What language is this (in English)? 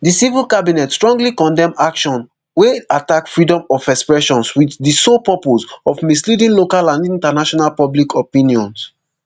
Nigerian Pidgin